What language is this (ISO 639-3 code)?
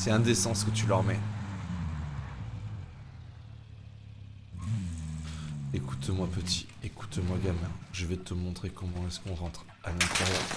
fra